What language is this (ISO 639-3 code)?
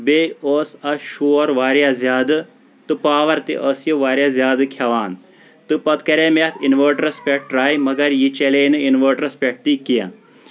kas